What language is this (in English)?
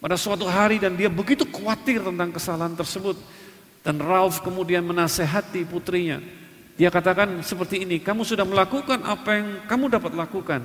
Indonesian